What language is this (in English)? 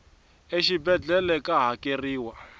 Tsonga